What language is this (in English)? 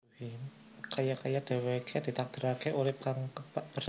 Javanese